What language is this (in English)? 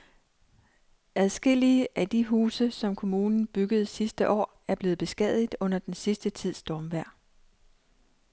Danish